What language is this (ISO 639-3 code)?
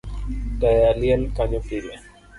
luo